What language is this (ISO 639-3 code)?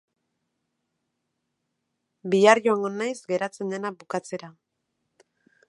eus